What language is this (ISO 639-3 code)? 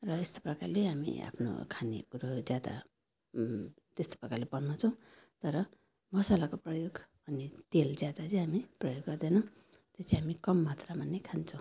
nep